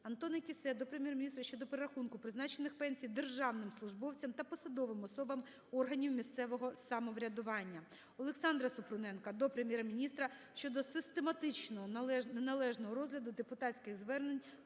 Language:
Ukrainian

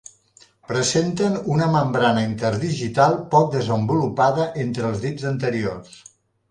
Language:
Catalan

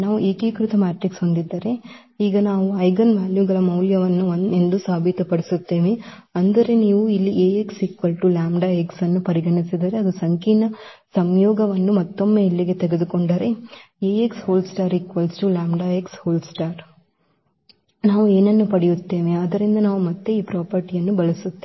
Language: Kannada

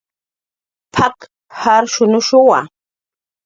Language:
Jaqaru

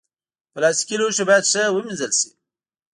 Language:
Pashto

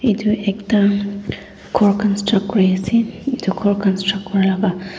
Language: Naga Pidgin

